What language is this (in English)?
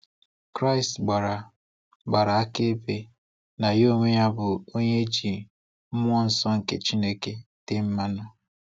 Igbo